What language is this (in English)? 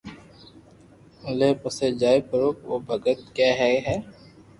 Loarki